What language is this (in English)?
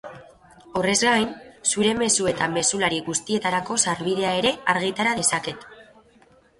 Basque